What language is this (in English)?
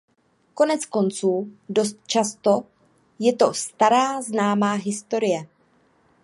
Czech